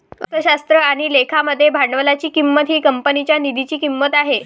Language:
Marathi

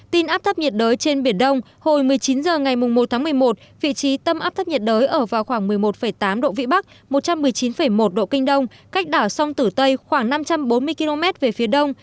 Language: Vietnamese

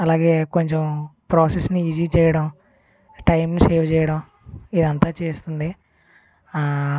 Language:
Telugu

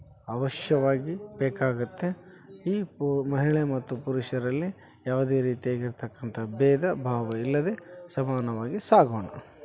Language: Kannada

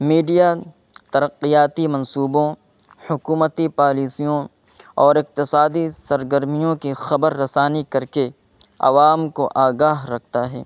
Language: Urdu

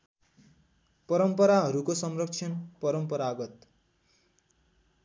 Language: Nepali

